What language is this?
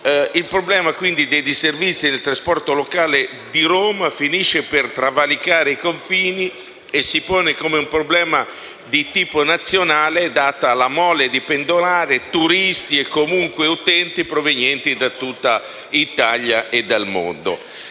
Italian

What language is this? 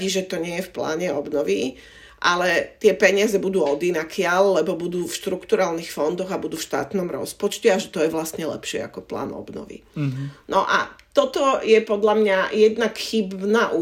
Slovak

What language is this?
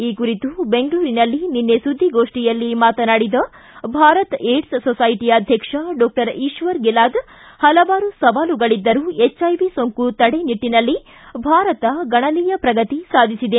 Kannada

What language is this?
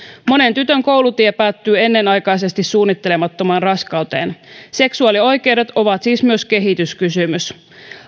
Finnish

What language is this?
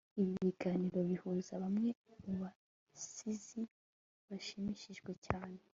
Kinyarwanda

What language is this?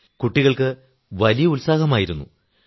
Malayalam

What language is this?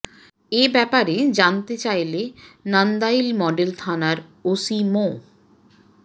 Bangla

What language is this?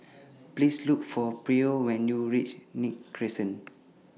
English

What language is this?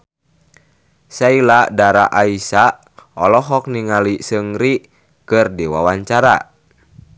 Sundanese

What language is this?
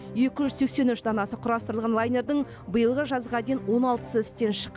Kazakh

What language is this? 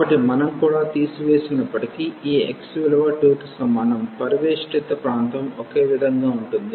Telugu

